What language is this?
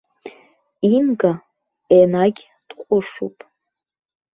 Abkhazian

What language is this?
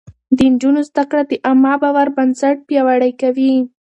Pashto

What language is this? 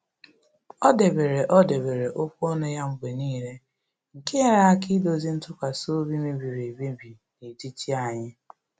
Igbo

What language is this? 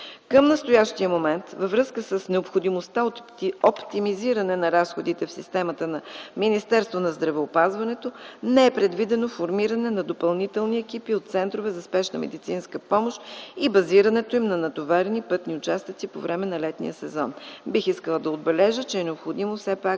Bulgarian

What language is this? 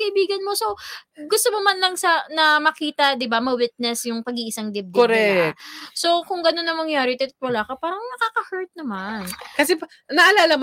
Filipino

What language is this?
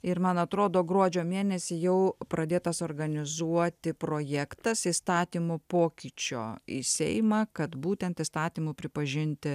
Lithuanian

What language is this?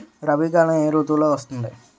Telugu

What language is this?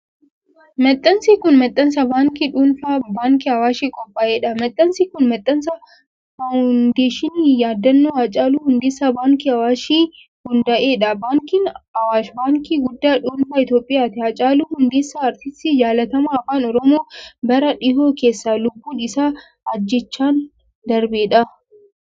Oromo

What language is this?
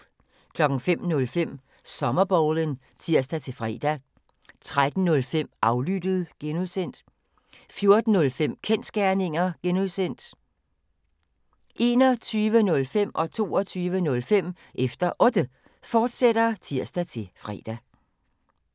Danish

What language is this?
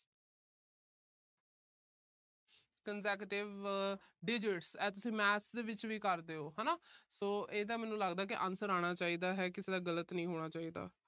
Punjabi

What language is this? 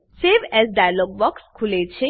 Gujarati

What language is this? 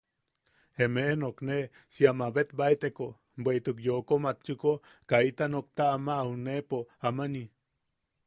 Yaqui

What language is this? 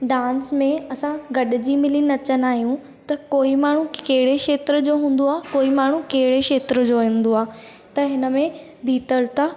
Sindhi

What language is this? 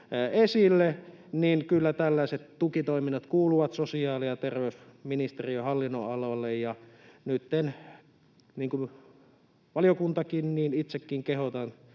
Finnish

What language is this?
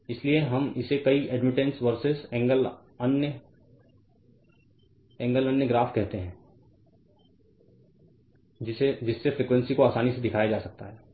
Hindi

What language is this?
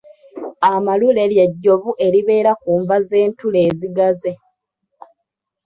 Ganda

